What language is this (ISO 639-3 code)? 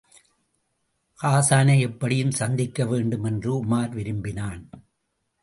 tam